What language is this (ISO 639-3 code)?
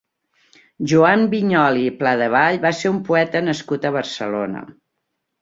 cat